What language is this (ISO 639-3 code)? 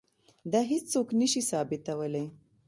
pus